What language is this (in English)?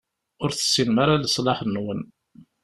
Kabyle